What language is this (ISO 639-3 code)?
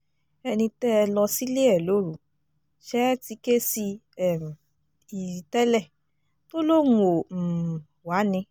yor